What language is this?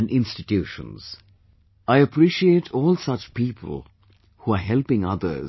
English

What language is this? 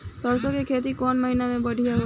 Bhojpuri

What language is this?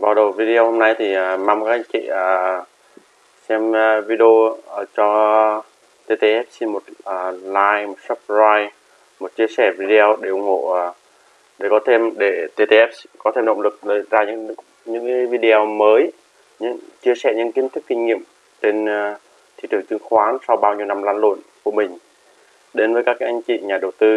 Vietnamese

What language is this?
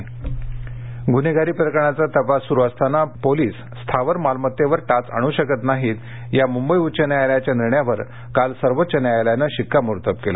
Marathi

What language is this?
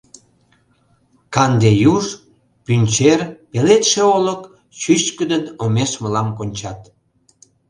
Mari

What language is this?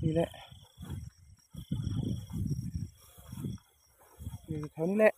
Thai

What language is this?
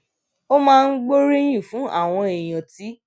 Yoruba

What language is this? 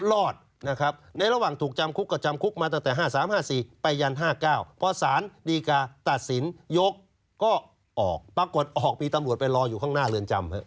Thai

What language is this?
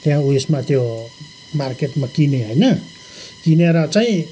Nepali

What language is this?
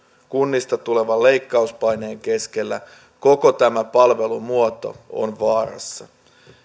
Finnish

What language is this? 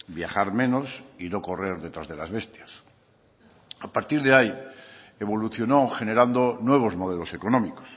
Spanish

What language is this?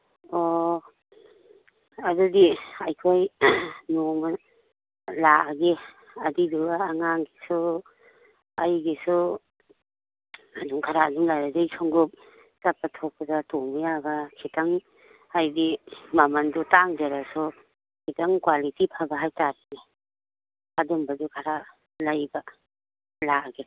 Manipuri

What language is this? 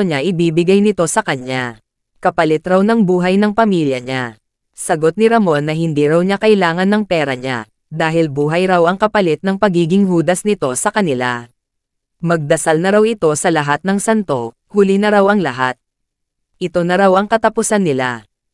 Filipino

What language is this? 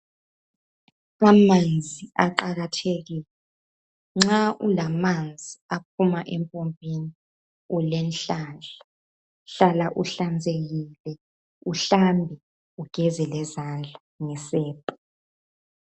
North Ndebele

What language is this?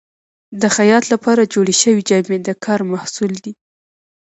Pashto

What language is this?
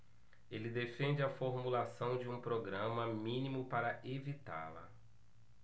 Portuguese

